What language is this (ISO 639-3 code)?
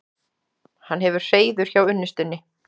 isl